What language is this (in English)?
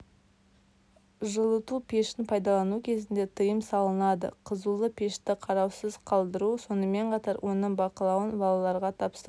Kazakh